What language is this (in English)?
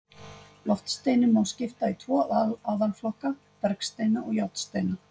Icelandic